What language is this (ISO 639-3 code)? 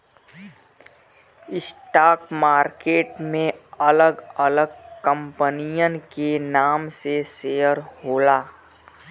bho